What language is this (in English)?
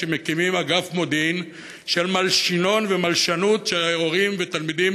Hebrew